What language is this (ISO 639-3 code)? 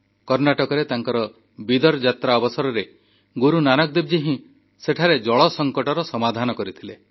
ori